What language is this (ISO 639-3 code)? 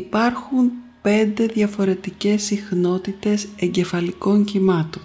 ell